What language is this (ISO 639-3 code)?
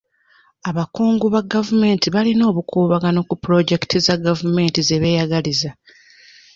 lug